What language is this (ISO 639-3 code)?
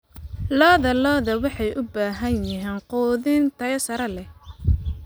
som